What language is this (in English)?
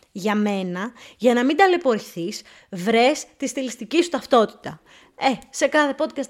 Greek